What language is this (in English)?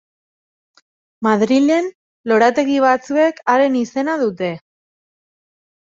Basque